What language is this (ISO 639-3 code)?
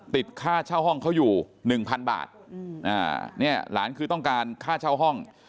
tha